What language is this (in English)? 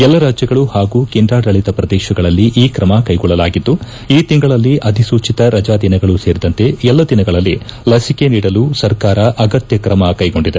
Kannada